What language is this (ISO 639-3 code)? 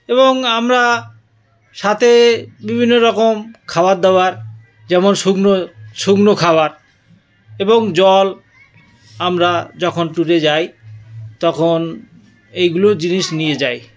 ben